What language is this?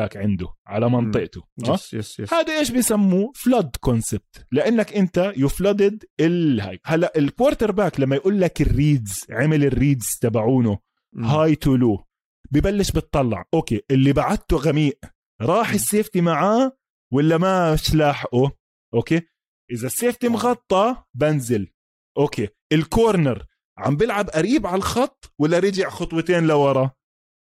Arabic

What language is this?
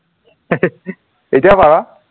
Assamese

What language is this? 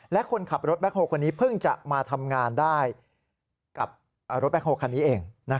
Thai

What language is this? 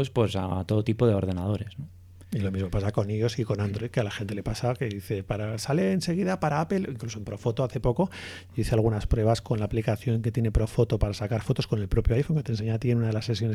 Spanish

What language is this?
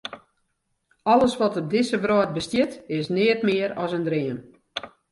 Western Frisian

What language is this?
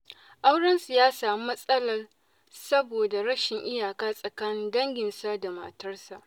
Hausa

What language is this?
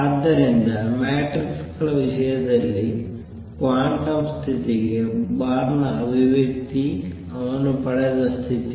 Kannada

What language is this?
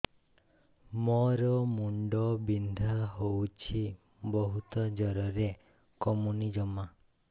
Odia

